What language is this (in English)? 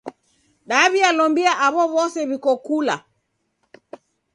Taita